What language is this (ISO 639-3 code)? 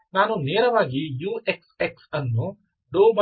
kan